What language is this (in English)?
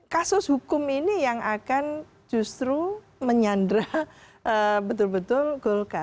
Indonesian